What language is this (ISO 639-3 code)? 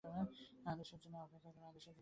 ben